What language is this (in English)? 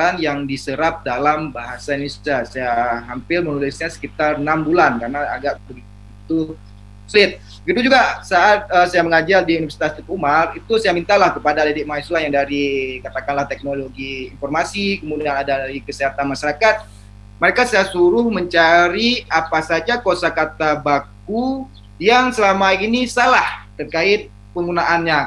Indonesian